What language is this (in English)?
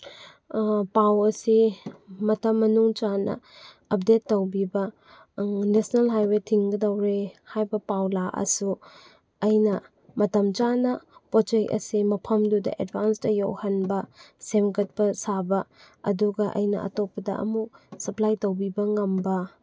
Manipuri